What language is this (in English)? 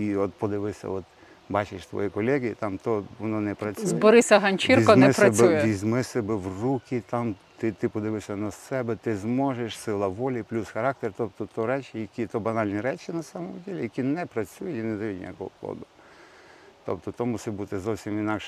Ukrainian